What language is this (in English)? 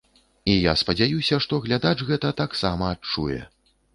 Belarusian